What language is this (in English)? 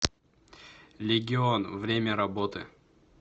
Russian